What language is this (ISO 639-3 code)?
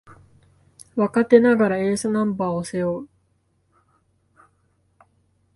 jpn